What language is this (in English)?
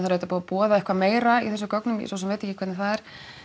Icelandic